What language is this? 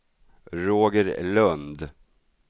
Swedish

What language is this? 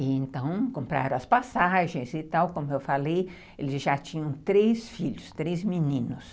Portuguese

